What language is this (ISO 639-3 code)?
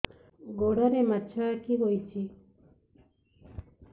ori